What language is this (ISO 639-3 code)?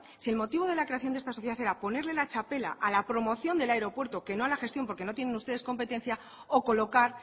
spa